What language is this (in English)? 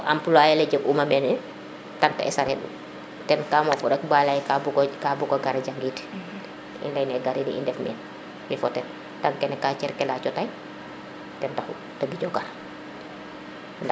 Serer